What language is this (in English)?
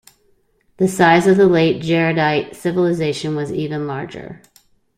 English